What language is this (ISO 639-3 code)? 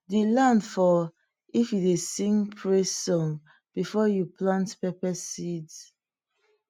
pcm